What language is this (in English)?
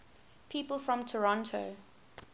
English